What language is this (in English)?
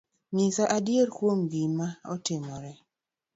Luo (Kenya and Tanzania)